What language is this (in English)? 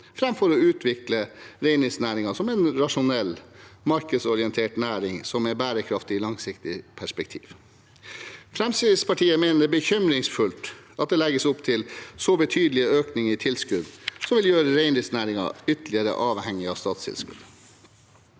Norwegian